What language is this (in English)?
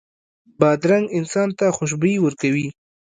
Pashto